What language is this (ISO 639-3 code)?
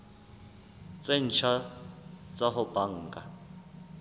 sot